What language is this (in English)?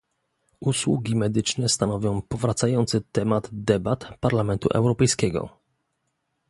Polish